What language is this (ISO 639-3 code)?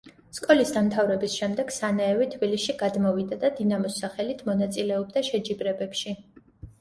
kat